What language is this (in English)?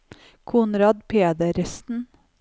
Norwegian